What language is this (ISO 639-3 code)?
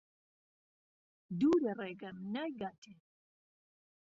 ckb